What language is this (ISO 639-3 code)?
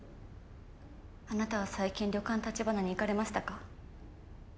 jpn